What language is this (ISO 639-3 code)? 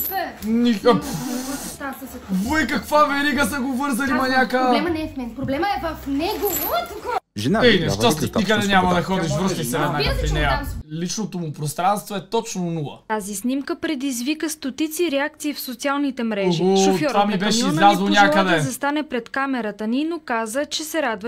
bul